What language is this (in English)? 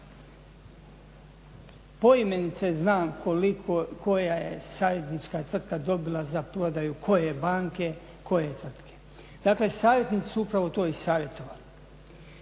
Croatian